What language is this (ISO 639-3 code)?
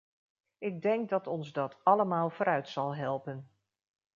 nld